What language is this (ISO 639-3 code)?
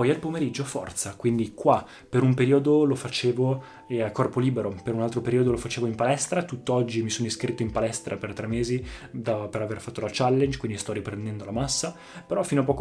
ita